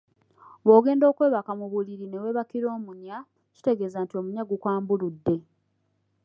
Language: Ganda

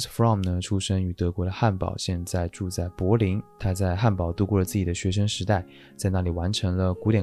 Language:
Chinese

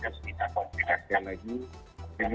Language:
Indonesian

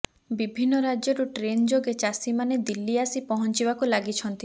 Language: Odia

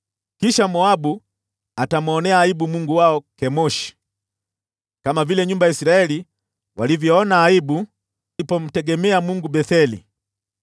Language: Swahili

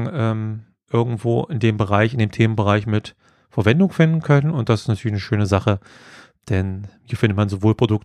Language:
German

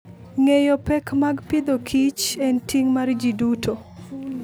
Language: Luo (Kenya and Tanzania)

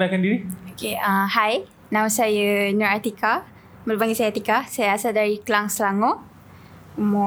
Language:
Malay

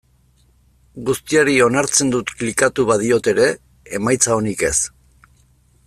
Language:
Basque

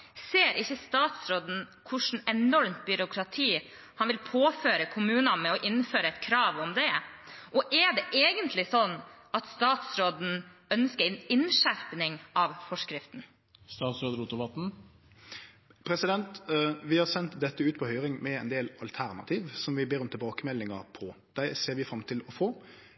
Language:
Norwegian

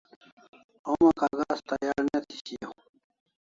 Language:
Kalasha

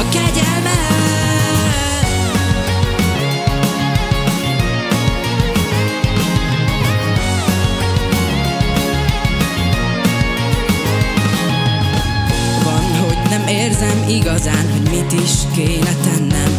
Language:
Hungarian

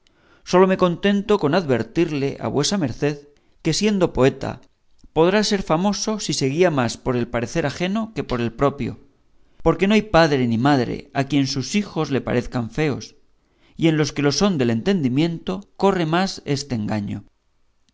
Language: Spanish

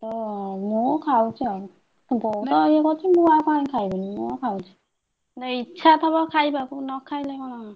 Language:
Odia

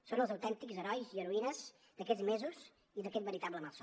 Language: Catalan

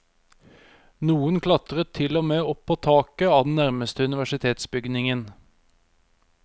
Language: Norwegian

